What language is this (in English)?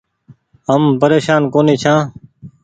Goaria